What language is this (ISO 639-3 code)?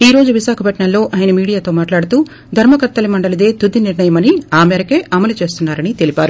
tel